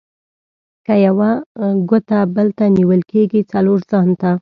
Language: Pashto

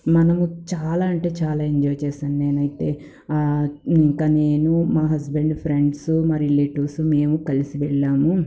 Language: Telugu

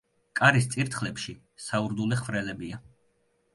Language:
Georgian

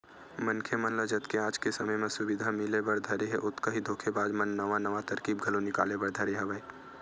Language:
Chhattisgarhi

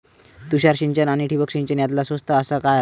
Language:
Marathi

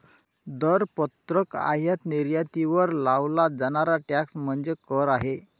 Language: Marathi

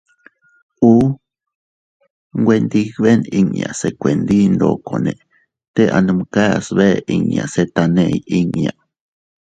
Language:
Teutila Cuicatec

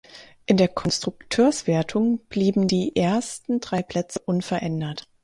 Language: German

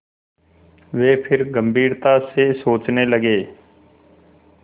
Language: Hindi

